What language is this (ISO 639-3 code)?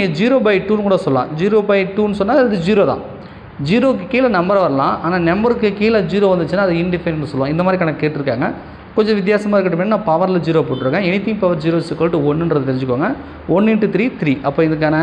tam